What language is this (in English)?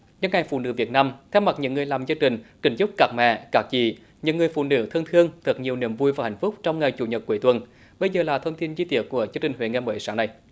Vietnamese